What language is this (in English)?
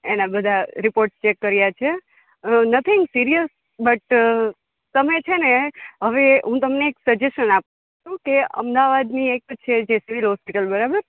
Gujarati